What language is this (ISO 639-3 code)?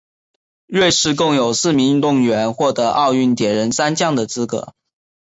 zho